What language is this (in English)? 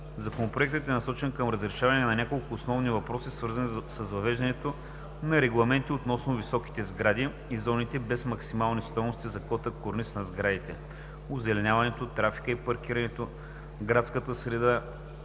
Bulgarian